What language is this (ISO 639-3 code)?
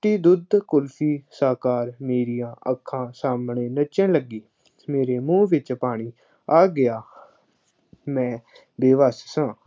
pan